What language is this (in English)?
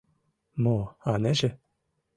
Mari